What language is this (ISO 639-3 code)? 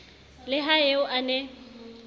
sot